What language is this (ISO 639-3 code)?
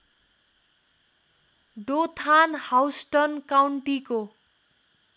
nep